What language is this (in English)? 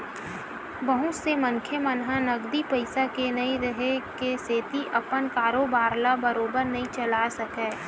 Chhattisgarhi